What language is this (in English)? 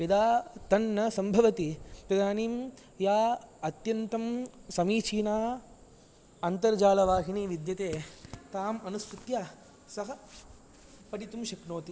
Sanskrit